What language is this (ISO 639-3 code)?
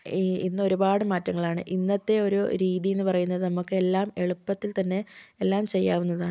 mal